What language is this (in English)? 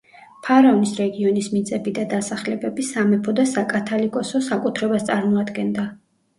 Georgian